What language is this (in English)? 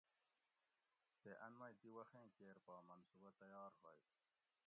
Gawri